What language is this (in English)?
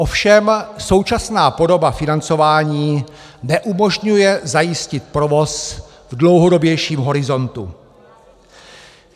Czech